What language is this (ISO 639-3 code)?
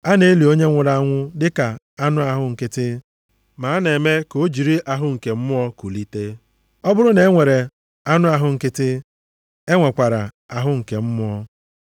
ibo